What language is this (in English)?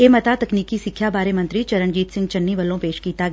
Punjabi